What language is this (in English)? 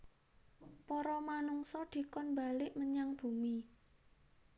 Javanese